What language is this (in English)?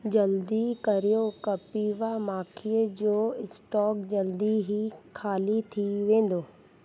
Sindhi